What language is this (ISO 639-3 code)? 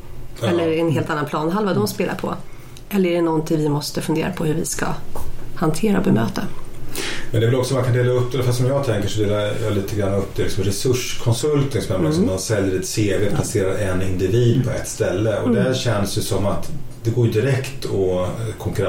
swe